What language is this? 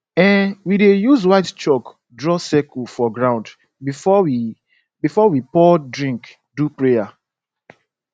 Nigerian Pidgin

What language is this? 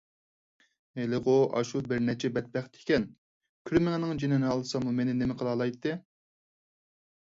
Uyghur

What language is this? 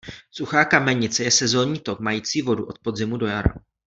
Czech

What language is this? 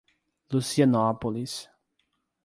Portuguese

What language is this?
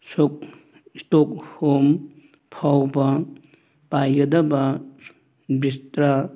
Manipuri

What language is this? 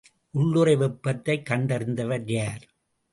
Tamil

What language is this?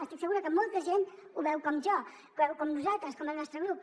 Catalan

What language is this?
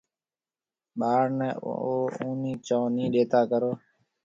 Marwari (Pakistan)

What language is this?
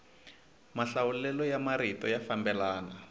Tsonga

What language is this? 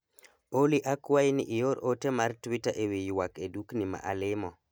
Luo (Kenya and Tanzania)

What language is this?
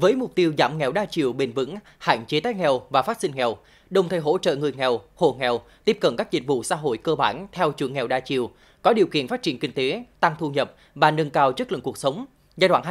Vietnamese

